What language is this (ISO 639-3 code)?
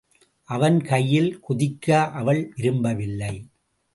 tam